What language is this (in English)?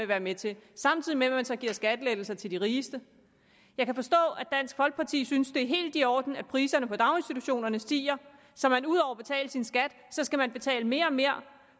Danish